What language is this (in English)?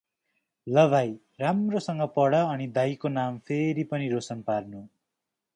Nepali